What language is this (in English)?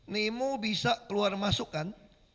Indonesian